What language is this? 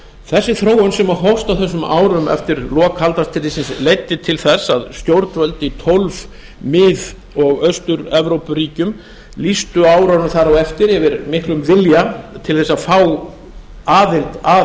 Icelandic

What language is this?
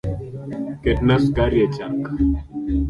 Luo (Kenya and Tanzania)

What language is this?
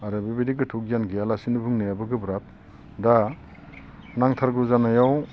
Bodo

